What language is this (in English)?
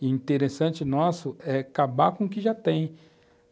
Portuguese